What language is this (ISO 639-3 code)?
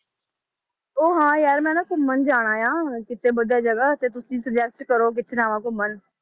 pan